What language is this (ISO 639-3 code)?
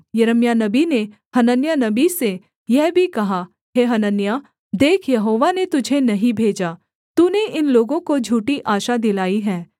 hin